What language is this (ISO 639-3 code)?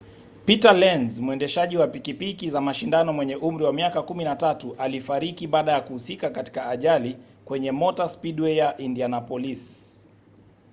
swa